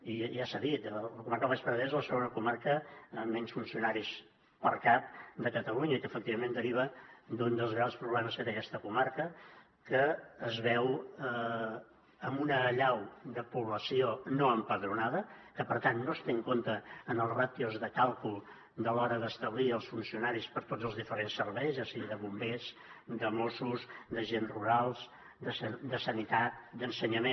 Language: Catalan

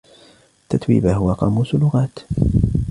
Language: Arabic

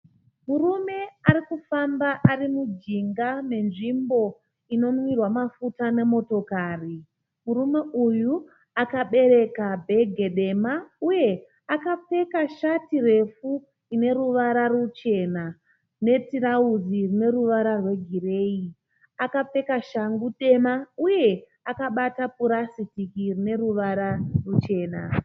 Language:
Shona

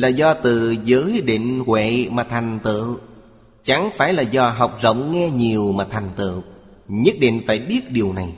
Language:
Vietnamese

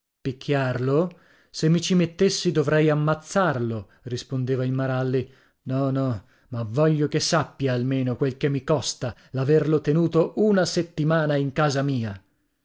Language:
Italian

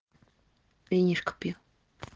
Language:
Russian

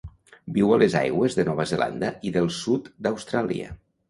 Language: Catalan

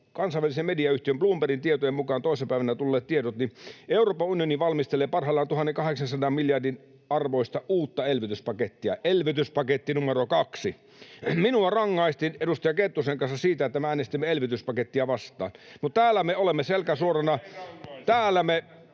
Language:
Finnish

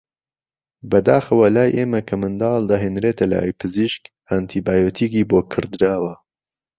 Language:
Central Kurdish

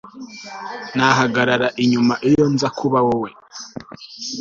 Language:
Kinyarwanda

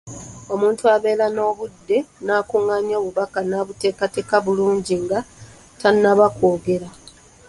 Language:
Ganda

